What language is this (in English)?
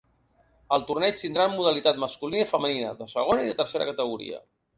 Catalan